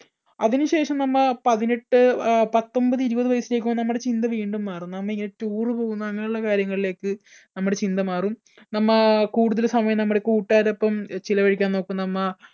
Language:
Malayalam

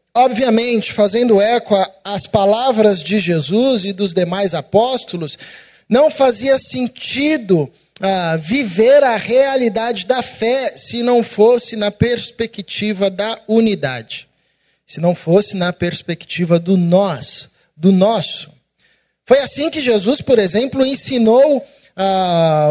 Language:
Portuguese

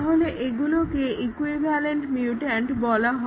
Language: Bangla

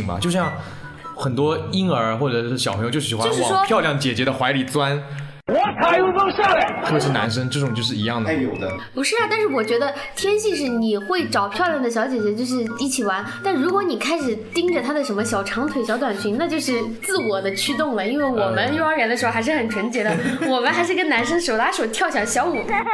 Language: Chinese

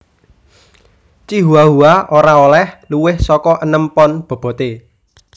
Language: Javanese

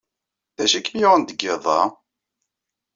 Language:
Kabyle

